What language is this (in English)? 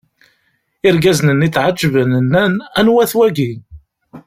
Kabyle